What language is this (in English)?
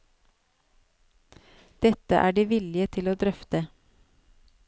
Norwegian